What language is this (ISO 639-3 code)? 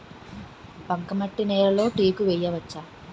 tel